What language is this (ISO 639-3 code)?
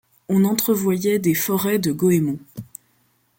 fra